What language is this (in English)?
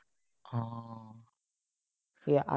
Assamese